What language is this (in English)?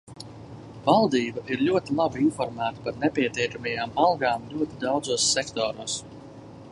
Latvian